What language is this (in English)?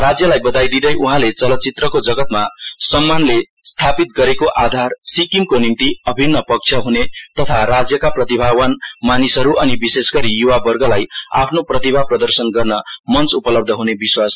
Nepali